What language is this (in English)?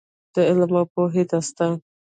Pashto